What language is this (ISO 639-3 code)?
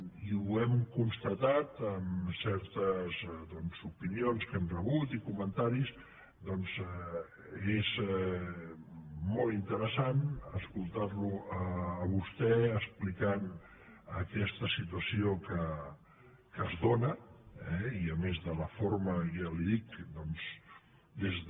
cat